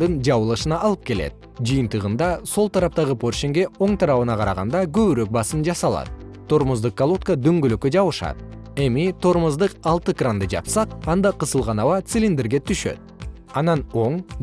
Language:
Kyrgyz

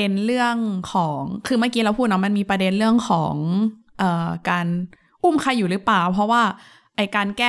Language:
Thai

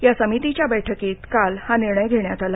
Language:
Marathi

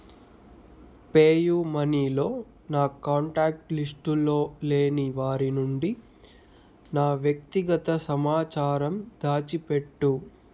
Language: Telugu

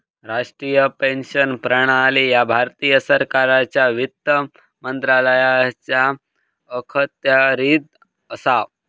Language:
Marathi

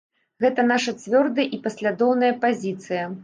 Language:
Belarusian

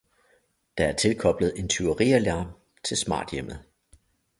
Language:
Danish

